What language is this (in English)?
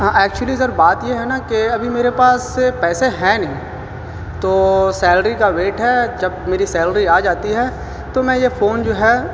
Urdu